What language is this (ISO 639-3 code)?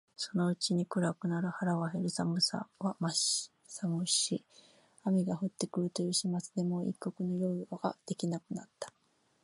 jpn